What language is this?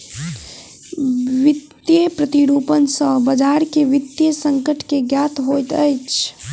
Maithili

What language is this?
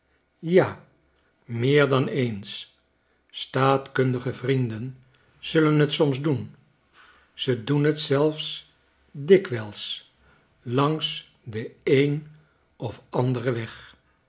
Dutch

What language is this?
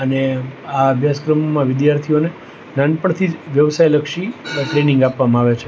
Gujarati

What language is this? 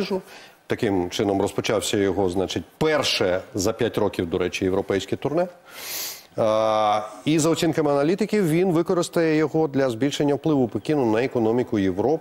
Ukrainian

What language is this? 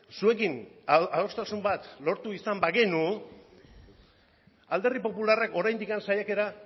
Basque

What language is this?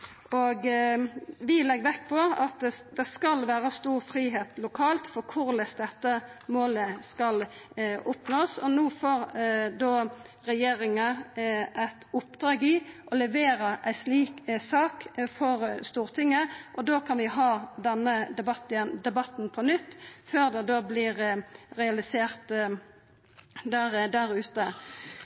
Norwegian Nynorsk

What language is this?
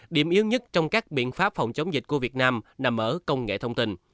Vietnamese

